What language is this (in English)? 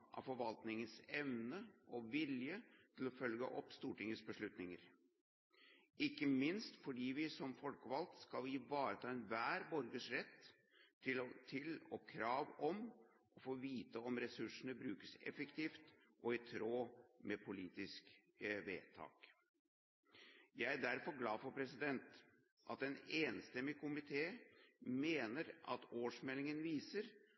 Norwegian Bokmål